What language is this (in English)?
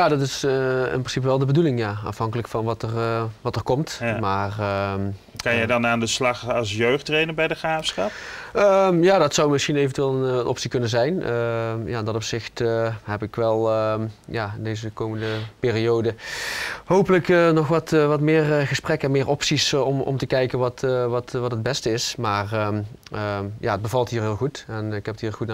Dutch